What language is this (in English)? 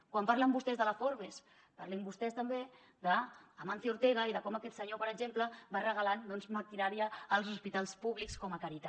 Catalan